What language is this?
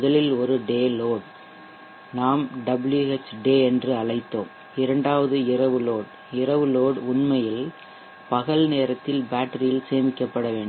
Tamil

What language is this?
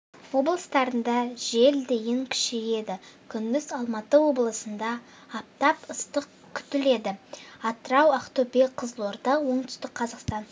Kazakh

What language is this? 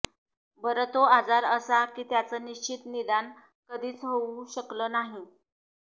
Marathi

